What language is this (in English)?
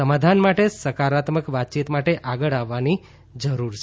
Gujarati